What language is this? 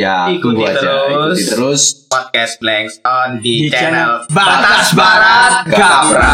Indonesian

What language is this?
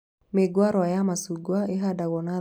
Kikuyu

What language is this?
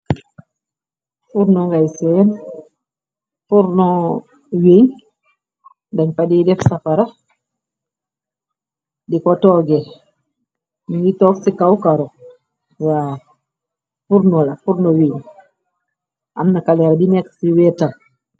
Wolof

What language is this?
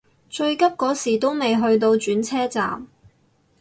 Cantonese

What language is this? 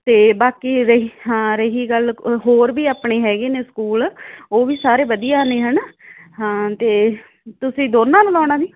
Punjabi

